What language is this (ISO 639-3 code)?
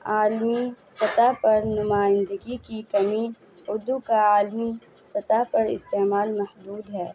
urd